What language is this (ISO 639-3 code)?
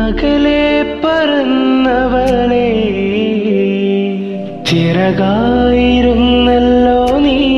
mal